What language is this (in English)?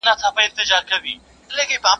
Pashto